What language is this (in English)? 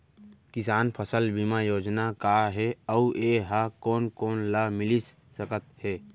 Chhattisgarhi